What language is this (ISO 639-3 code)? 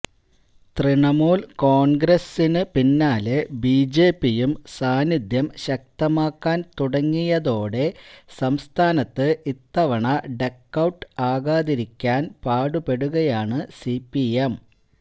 mal